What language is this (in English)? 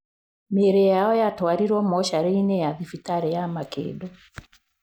Kikuyu